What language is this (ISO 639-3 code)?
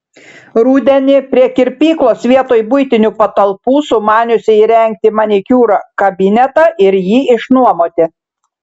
lit